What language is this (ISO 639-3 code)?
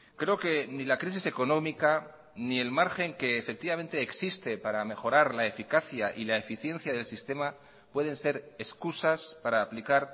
spa